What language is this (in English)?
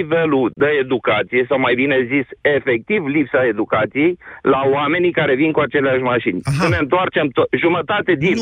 Romanian